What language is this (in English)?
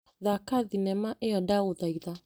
Kikuyu